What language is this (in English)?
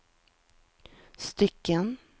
Swedish